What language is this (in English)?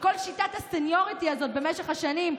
Hebrew